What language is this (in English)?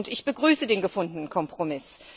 German